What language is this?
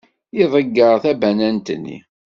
Kabyle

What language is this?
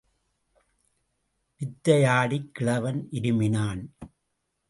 Tamil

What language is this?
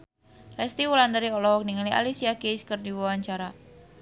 Sundanese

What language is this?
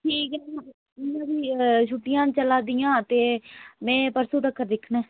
Dogri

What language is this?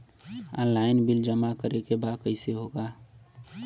Bhojpuri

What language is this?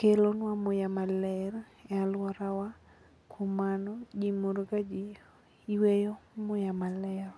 Luo (Kenya and Tanzania)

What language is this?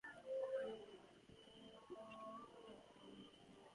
English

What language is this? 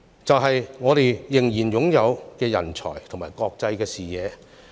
Cantonese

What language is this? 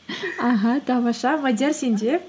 Kazakh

